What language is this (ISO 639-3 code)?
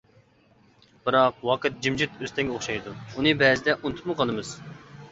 uig